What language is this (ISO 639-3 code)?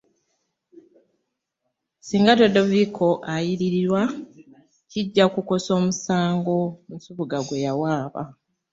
lug